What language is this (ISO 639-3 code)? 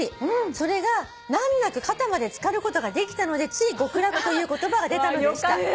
jpn